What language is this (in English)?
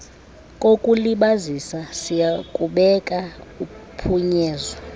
Xhosa